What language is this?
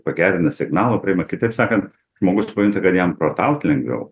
Lithuanian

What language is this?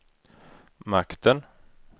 Swedish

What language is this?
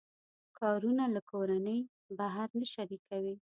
Pashto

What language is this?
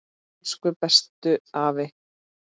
Icelandic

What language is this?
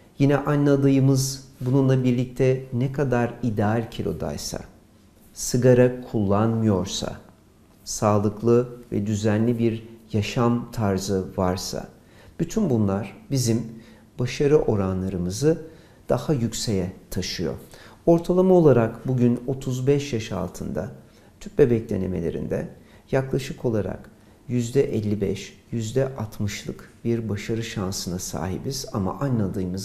Turkish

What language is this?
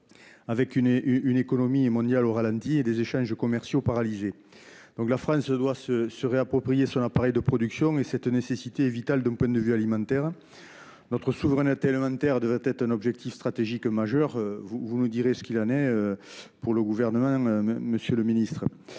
French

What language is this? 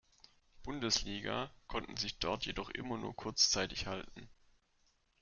German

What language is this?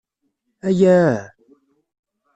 Kabyle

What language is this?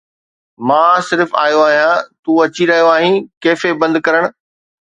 Sindhi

